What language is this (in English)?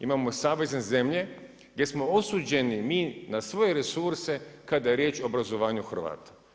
Croatian